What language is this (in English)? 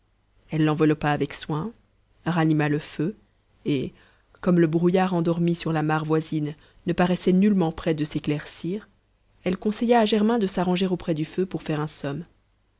French